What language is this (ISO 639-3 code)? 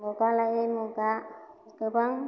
brx